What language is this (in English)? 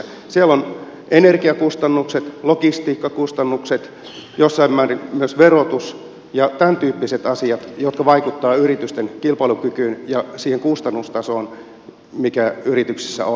Finnish